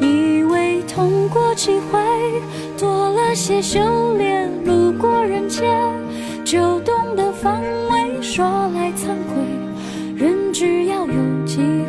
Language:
Chinese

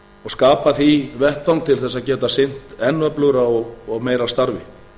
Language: Icelandic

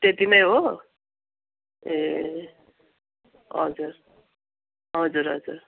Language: Nepali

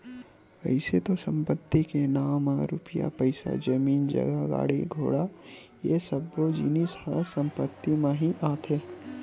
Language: Chhattisgarhi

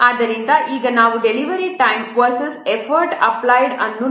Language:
Kannada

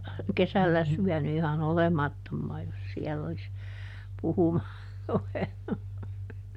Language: Finnish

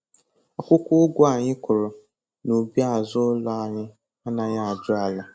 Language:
Igbo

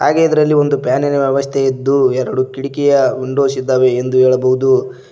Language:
Kannada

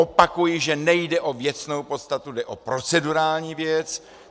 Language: Czech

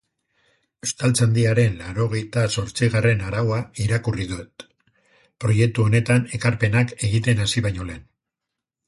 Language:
Basque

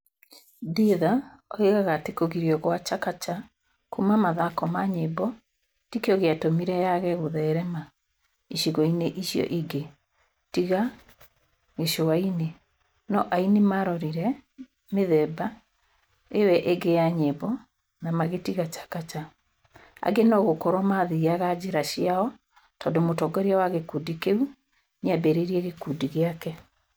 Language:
Kikuyu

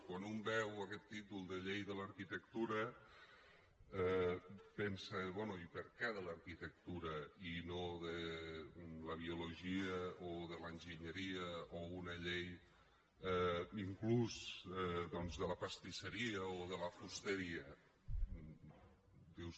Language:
Catalan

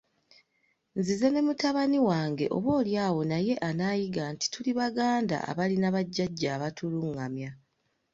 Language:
Ganda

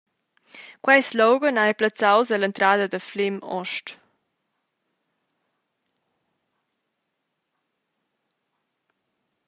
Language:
Romansh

